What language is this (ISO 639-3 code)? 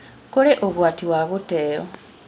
kik